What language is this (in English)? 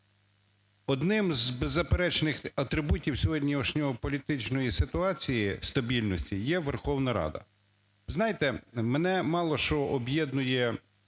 Ukrainian